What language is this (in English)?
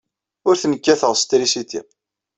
Kabyle